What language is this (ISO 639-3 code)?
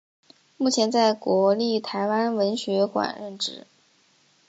zho